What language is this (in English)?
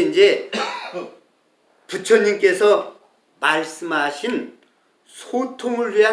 Korean